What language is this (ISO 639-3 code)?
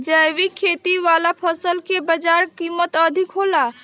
bho